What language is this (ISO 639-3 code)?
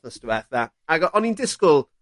cym